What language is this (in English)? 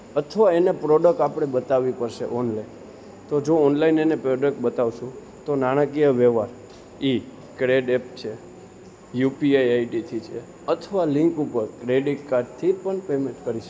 Gujarati